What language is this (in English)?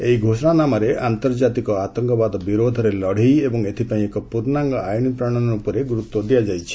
Odia